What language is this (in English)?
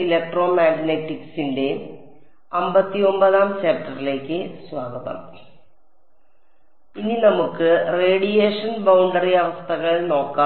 Malayalam